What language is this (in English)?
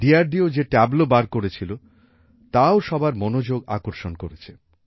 Bangla